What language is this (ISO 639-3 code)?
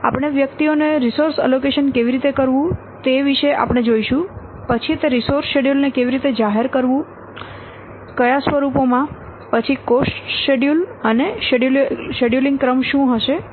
guj